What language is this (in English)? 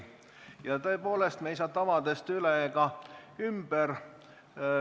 Estonian